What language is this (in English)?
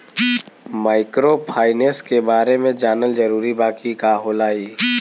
Bhojpuri